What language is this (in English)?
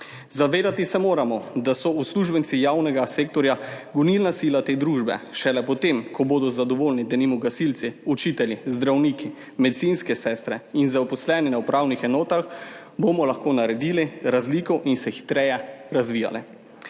Slovenian